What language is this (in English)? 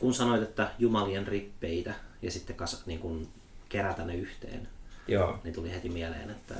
Finnish